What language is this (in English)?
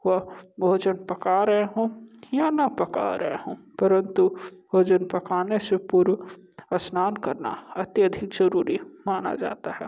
Hindi